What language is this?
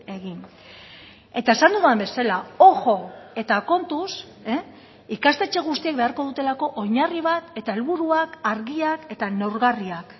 Basque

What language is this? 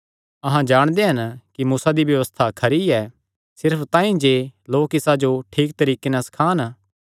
Kangri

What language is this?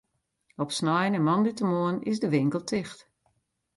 Western Frisian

